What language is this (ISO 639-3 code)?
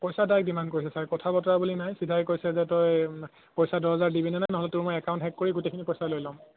asm